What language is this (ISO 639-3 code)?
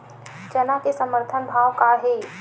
hne